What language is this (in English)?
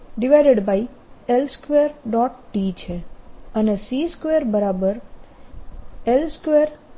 Gujarati